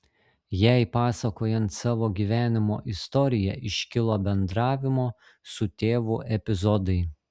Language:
Lithuanian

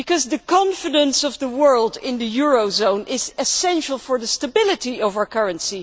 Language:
English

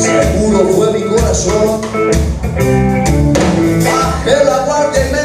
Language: Spanish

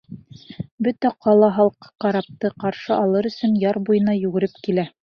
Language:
Bashkir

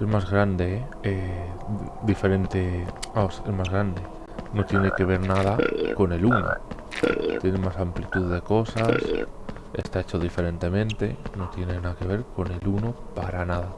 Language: Spanish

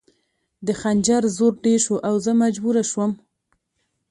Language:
Pashto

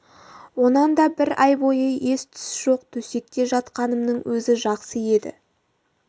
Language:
Kazakh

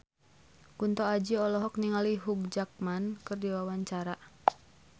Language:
Sundanese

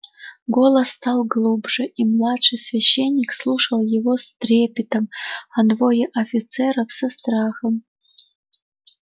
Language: Russian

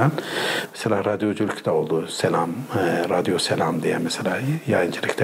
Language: Turkish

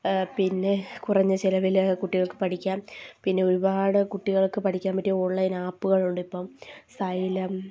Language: Malayalam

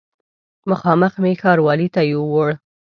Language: Pashto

